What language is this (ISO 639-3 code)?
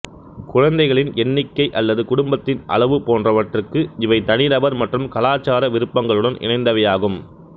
tam